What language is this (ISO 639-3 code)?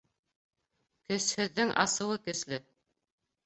bak